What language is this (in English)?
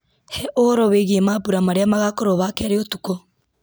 Kikuyu